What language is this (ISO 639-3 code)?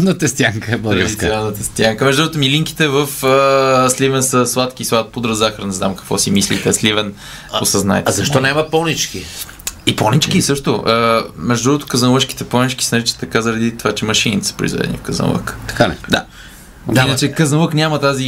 bul